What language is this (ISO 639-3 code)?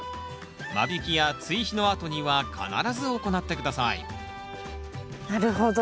jpn